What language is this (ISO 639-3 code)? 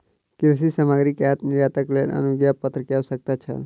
mai